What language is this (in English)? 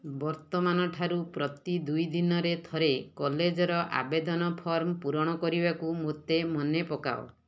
Odia